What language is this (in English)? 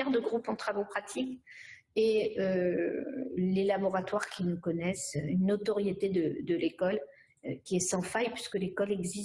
French